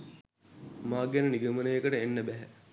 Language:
Sinhala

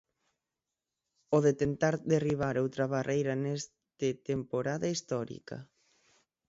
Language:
Galician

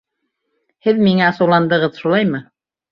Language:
Bashkir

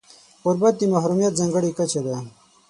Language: Pashto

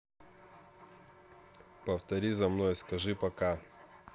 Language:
Russian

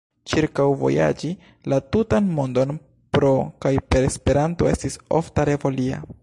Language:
Esperanto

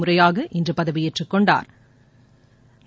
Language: Tamil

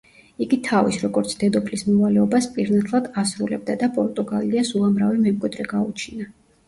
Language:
Georgian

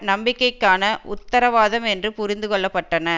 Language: Tamil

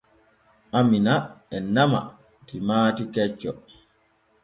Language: Borgu Fulfulde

